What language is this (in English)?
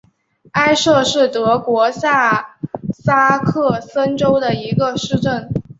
Chinese